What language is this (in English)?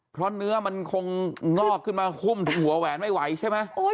Thai